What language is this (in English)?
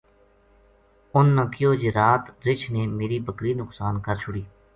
Gujari